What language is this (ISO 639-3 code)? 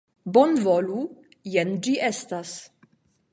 epo